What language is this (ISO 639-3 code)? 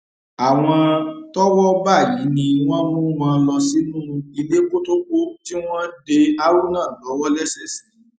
yor